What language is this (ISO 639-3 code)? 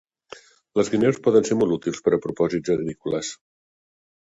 cat